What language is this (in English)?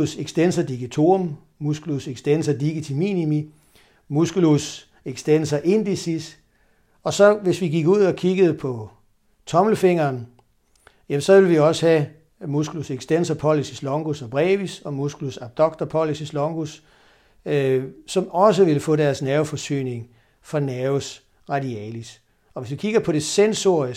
Danish